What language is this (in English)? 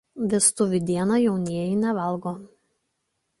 Lithuanian